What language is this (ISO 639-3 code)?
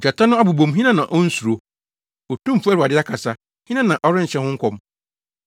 aka